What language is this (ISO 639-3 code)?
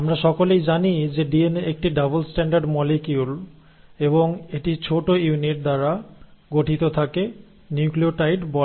ben